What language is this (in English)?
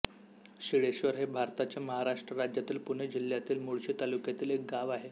Marathi